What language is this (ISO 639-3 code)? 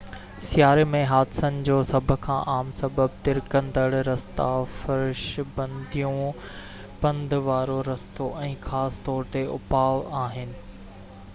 snd